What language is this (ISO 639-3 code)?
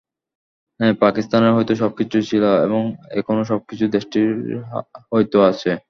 ben